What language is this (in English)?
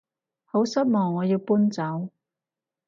Cantonese